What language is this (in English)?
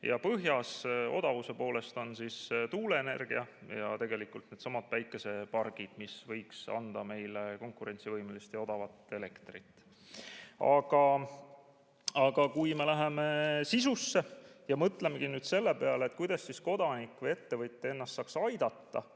Estonian